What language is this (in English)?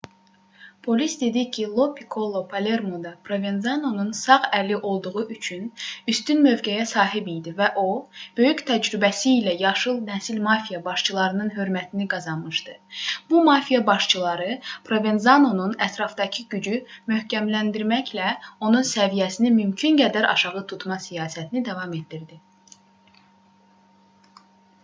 Azerbaijani